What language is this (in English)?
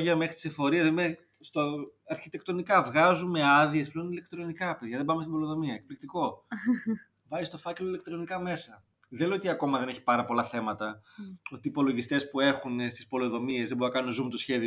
Greek